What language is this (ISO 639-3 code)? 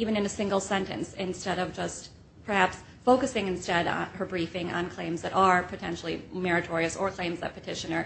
eng